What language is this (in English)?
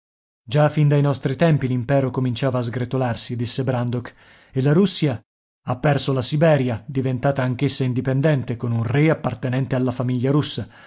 Italian